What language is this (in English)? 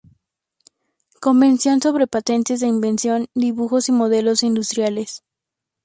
Spanish